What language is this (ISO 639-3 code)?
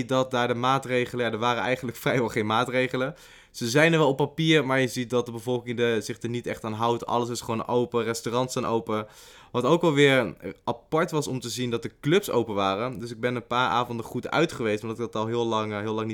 nld